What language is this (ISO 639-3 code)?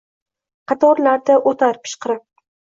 uzb